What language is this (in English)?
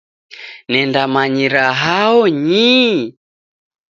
Taita